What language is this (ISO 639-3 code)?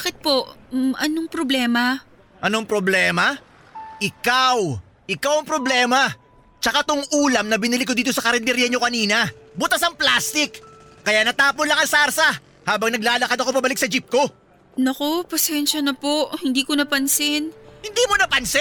fil